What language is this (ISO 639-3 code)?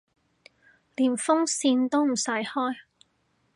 yue